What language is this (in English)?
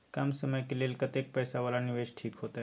Maithili